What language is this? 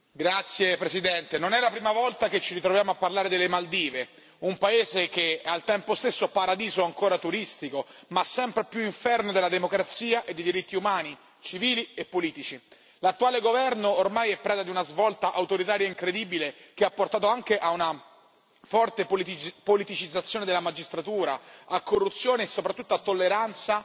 Italian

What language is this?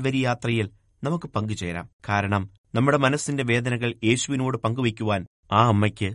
Malayalam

